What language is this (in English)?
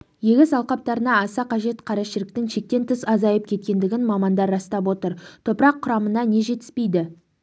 Kazakh